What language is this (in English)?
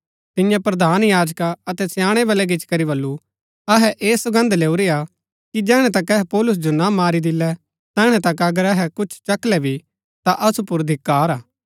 Gaddi